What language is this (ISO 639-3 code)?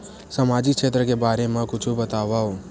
hne